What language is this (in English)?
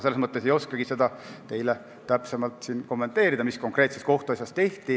Estonian